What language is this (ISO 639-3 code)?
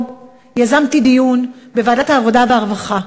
heb